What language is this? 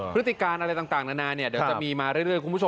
Thai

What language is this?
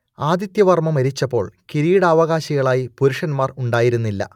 Malayalam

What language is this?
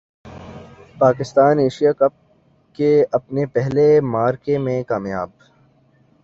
Urdu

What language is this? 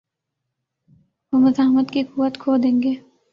Urdu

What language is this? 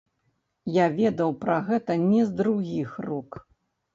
Belarusian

